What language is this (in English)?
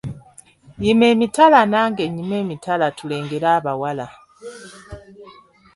Ganda